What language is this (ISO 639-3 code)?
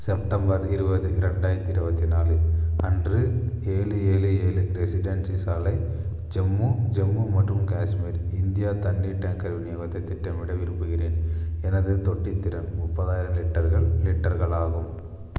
tam